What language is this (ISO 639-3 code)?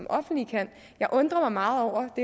dan